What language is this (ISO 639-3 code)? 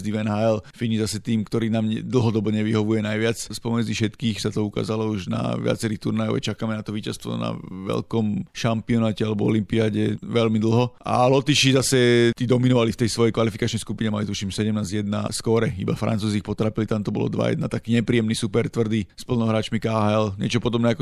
slk